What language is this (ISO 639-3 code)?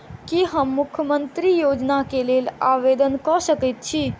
mai